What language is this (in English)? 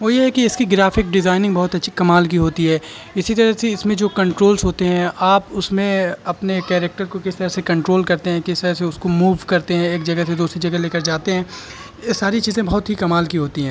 Urdu